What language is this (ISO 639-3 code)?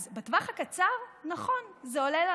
heb